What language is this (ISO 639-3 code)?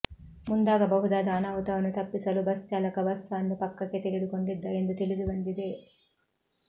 kan